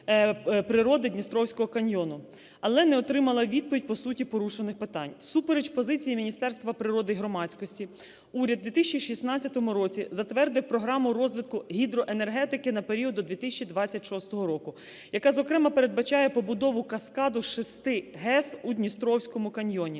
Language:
Ukrainian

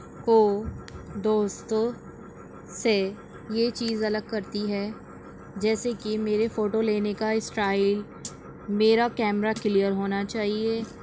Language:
Urdu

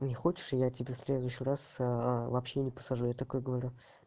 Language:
Russian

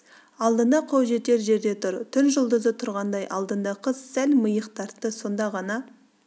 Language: Kazakh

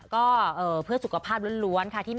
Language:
Thai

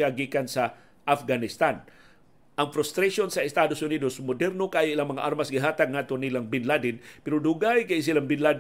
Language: Filipino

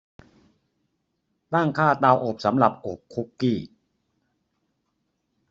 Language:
Thai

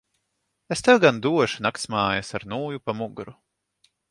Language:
Latvian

